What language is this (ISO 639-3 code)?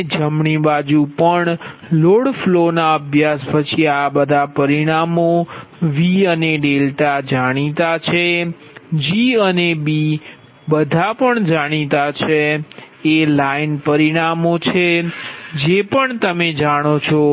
guj